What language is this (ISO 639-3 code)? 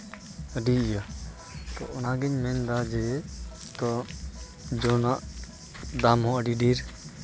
sat